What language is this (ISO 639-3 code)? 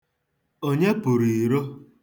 ibo